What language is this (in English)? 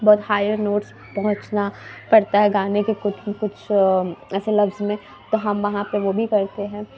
Urdu